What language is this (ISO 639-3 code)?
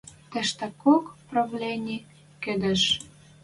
mrj